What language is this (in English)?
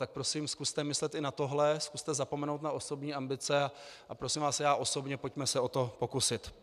Czech